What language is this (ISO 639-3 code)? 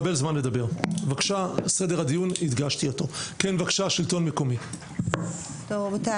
heb